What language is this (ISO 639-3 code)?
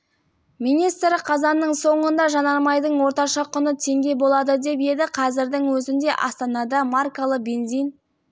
kaz